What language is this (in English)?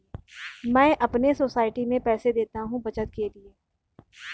Hindi